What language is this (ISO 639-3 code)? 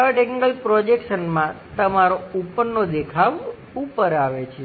guj